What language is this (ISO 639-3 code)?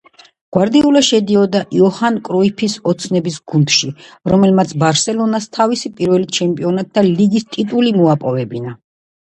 kat